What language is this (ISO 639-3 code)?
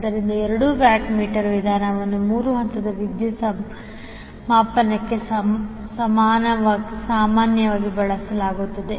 kan